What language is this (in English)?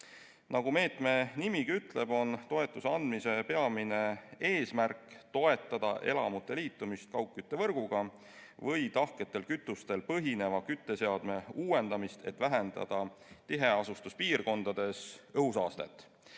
Estonian